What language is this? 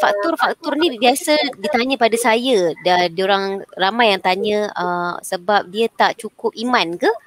Malay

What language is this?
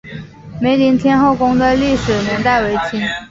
Chinese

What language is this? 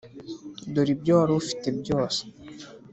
Kinyarwanda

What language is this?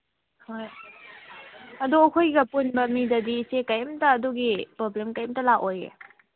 Manipuri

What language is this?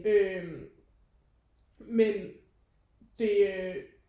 Danish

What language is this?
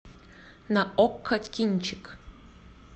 Russian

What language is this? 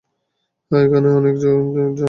Bangla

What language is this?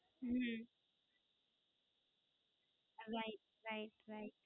Gujarati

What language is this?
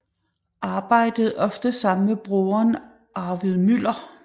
Danish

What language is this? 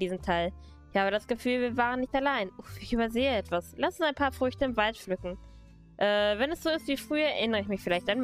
German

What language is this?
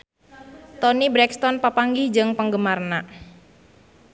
Sundanese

